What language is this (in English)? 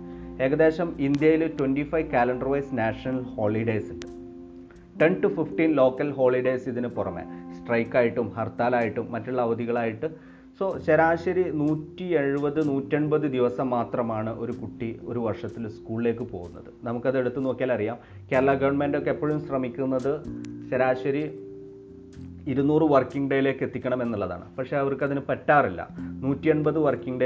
Malayalam